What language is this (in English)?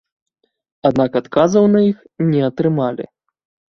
Belarusian